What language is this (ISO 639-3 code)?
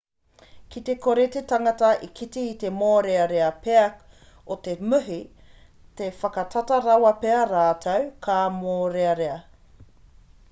mri